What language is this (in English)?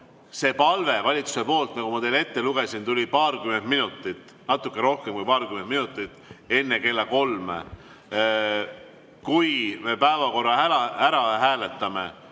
Estonian